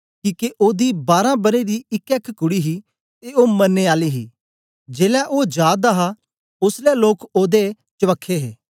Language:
Dogri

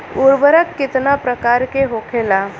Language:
Bhojpuri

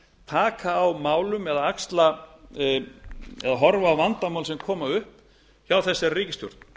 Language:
Icelandic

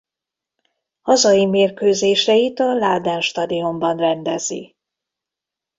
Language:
Hungarian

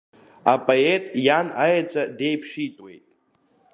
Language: Abkhazian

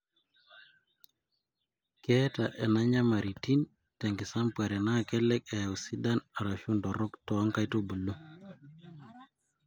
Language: Masai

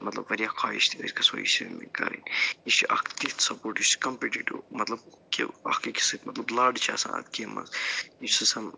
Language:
Kashmiri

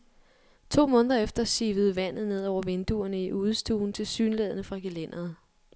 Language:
Danish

